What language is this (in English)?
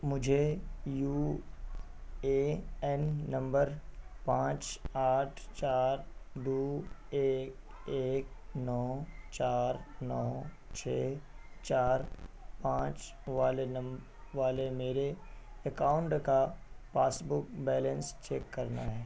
Urdu